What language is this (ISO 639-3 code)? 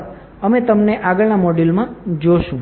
guj